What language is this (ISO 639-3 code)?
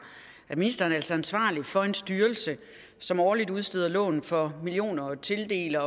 dan